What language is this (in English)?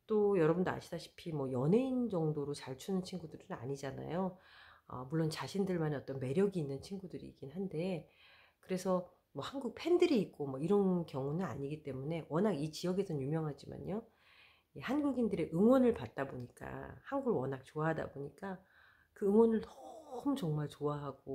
Korean